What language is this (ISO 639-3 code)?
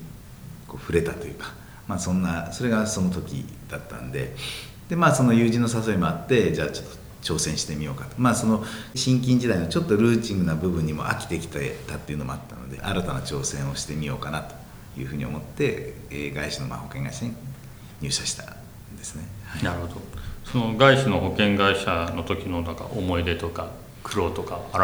jpn